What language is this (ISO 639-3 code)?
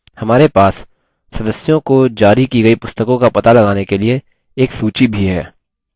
hin